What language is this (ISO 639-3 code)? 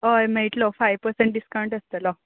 kok